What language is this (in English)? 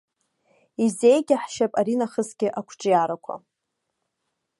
Abkhazian